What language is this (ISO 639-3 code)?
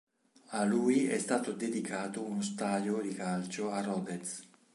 ita